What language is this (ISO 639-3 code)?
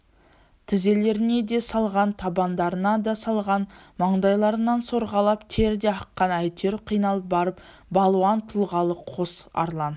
kaz